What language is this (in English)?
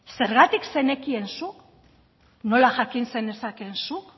Basque